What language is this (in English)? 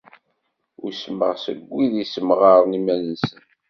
Kabyle